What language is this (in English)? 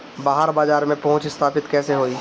Bhojpuri